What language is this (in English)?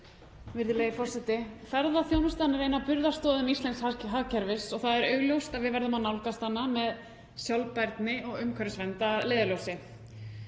Icelandic